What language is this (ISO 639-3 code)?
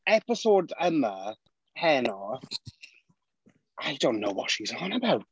cym